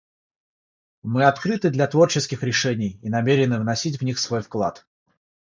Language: Russian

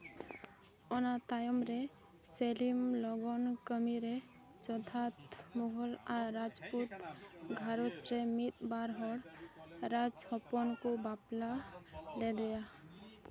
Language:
Santali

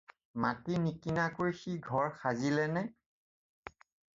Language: Assamese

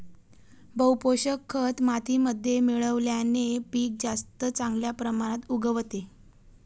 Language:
Marathi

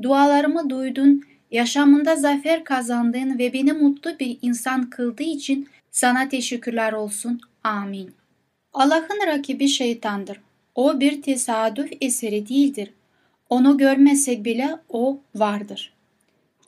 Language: Turkish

